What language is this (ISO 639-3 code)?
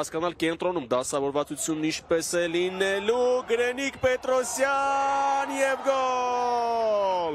ron